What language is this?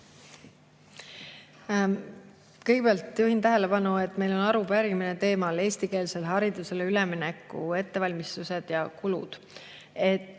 Estonian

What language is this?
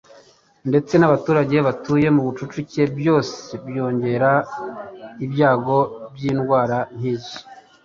Kinyarwanda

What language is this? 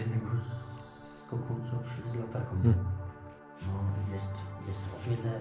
Polish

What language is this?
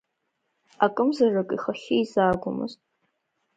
Abkhazian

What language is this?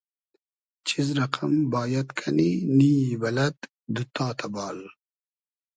Hazaragi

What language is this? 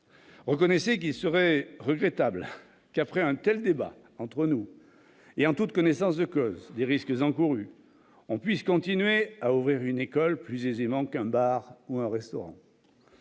French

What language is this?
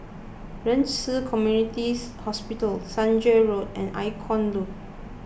English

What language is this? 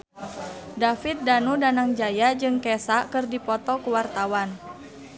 Sundanese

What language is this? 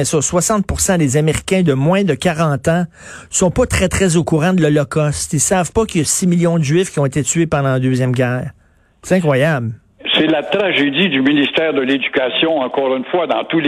French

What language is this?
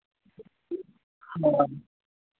Santali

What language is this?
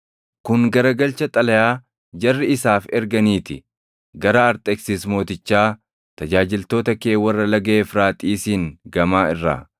Oromo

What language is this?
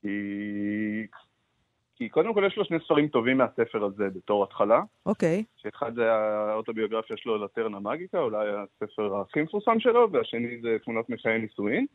Hebrew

